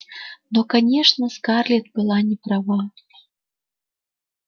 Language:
Russian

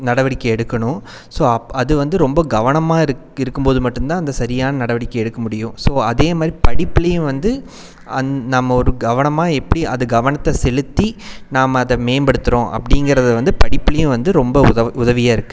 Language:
Tamil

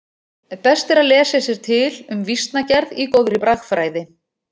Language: Icelandic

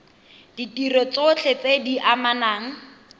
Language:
Tswana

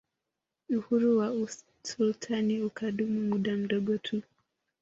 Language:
Swahili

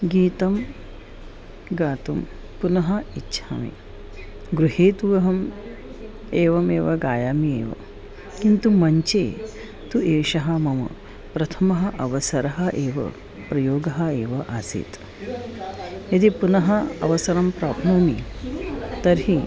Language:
Sanskrit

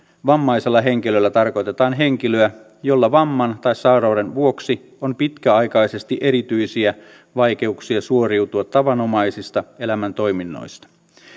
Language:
Finnish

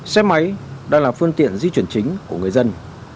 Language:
Vietnamese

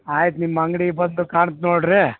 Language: Kannada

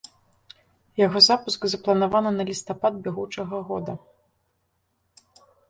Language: Belarusian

